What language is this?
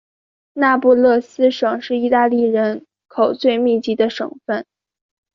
Chinese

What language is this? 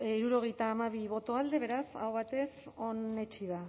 Basque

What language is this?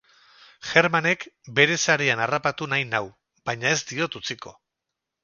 Basque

